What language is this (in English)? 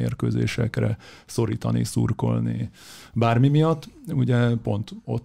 Hungarian